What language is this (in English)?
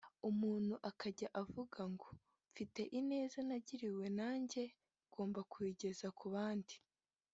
Kinyarwanda